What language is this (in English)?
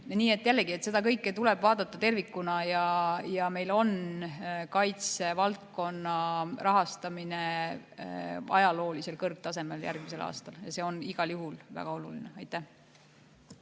Estonian